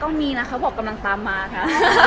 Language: Thai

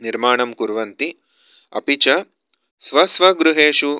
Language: Sanskrit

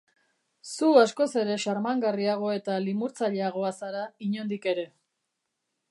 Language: Basque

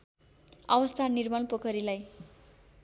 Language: Nepali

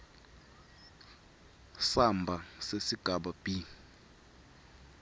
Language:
Swati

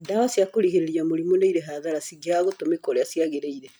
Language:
Kikuyu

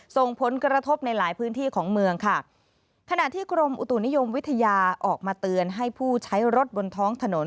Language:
Thai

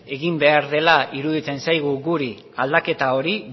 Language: Basque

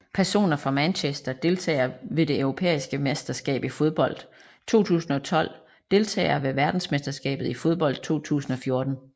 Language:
Danish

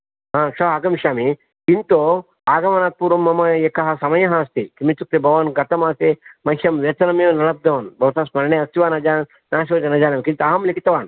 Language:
Sanskrit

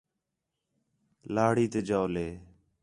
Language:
Khetrani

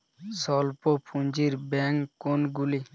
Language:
Bangla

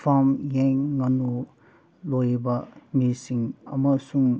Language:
Manipuri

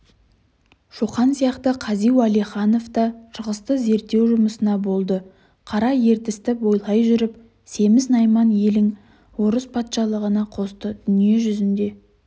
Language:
Kazakh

